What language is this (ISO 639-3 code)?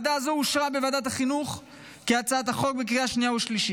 heb